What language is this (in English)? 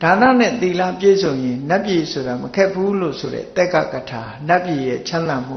Vietnamese